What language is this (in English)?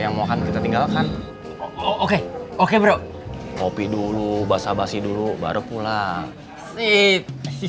Indonesian